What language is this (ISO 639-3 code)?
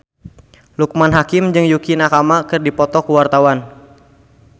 sun